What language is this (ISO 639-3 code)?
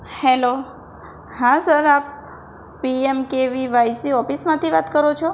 guj